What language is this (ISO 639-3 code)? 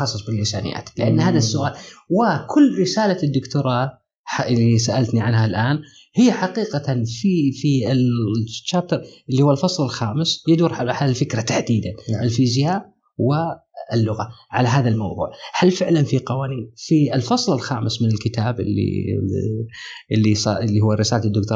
ara